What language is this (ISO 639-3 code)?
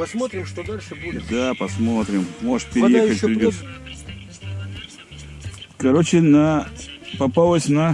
rus